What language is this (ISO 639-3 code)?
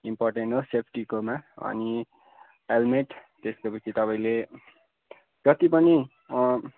nep